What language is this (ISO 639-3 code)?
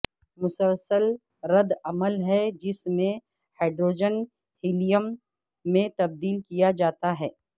urd